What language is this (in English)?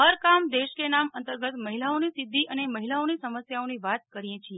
Gujarati